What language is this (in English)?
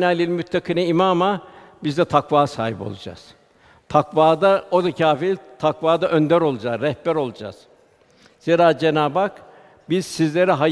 Turkish